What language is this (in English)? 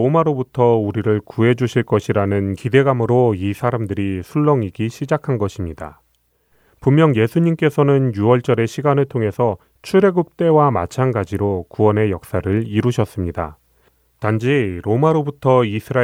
Korean